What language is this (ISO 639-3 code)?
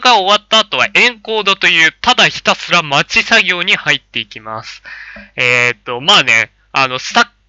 jpn